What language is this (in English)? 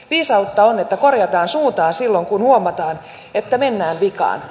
Finnish